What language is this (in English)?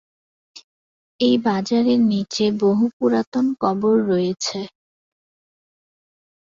Bangla